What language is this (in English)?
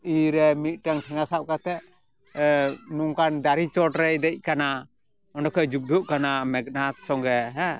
Santali